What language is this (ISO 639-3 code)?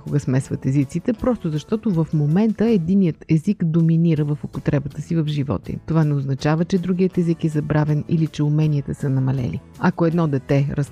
bul